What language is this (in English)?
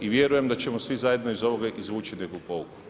Croatian